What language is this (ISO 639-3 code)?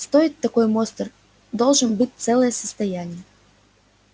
rus